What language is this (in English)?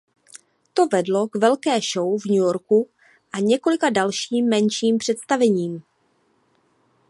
Czech